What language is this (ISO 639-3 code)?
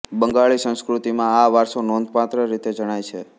guj